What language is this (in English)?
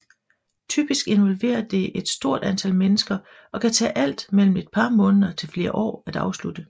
Danish